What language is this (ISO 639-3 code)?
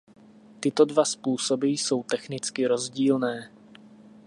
ces